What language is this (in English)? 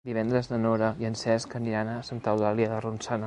Catalan